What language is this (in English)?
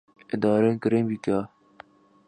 Urdu